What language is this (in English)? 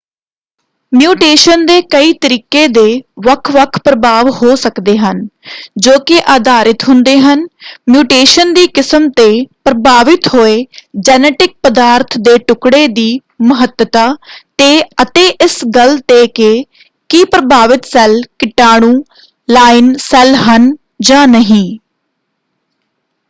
Punjabi